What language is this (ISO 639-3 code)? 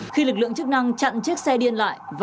vie